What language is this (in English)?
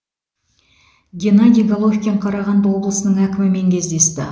Kazakh